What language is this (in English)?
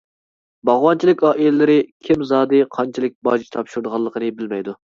Uyghur